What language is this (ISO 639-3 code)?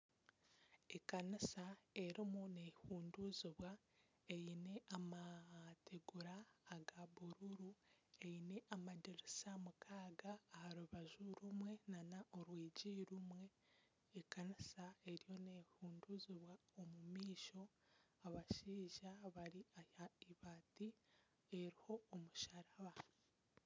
nyn